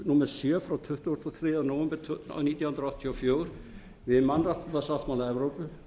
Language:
Icelandic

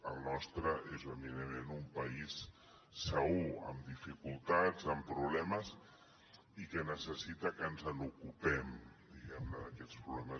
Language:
Catalan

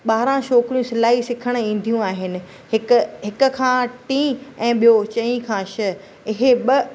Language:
Sindhi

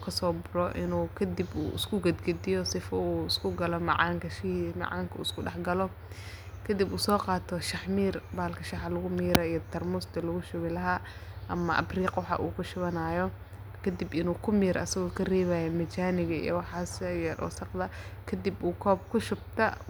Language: Somali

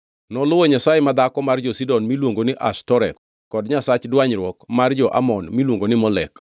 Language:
Luo (Kenya and Tanzania)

